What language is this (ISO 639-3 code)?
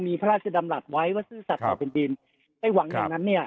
tha